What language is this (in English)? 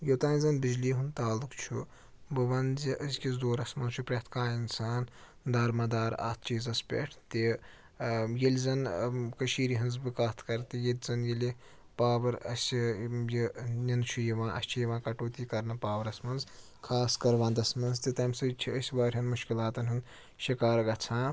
Kashmiri